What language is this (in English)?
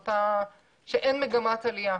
Hebrew